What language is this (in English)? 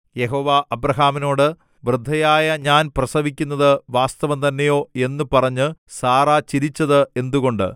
Malayalam